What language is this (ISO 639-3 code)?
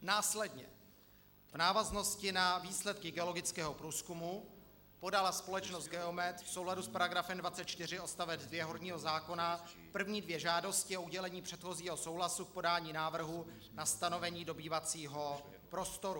ces